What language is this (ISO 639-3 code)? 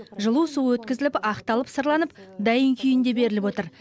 kaz